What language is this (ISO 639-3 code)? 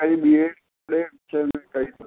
snd